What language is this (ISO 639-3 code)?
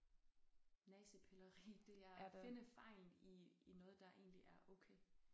dan